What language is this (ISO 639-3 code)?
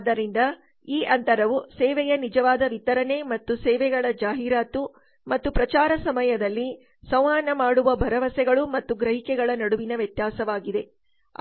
kan